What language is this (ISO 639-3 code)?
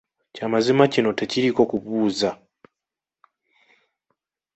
lug